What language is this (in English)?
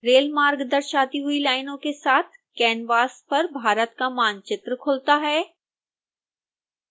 Hindi